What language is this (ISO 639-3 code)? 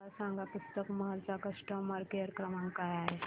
mar